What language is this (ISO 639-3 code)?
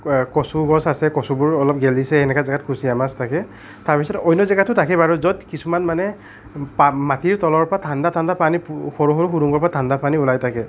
asm